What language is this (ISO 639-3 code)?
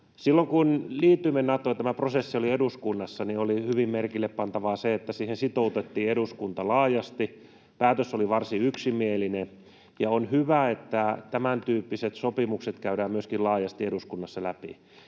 fin